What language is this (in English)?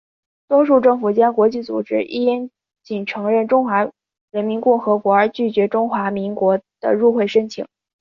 Chinese